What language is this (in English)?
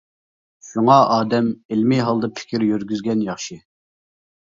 Uyghur